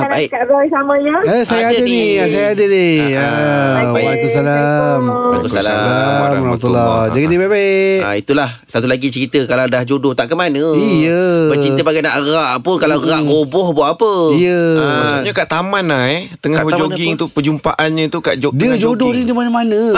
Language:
Malay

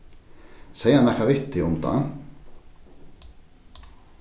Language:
Faroese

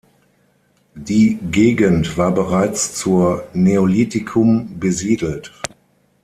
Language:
German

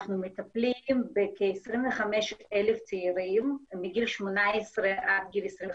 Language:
Hebrew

